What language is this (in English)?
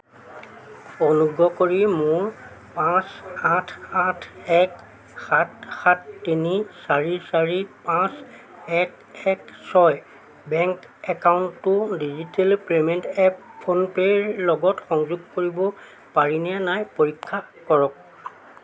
Assamese